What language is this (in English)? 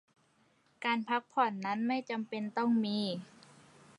Thai